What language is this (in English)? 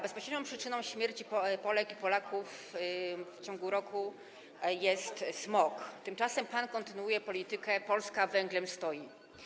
Polish